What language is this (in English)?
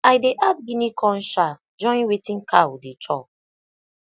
Nigerian Pidgin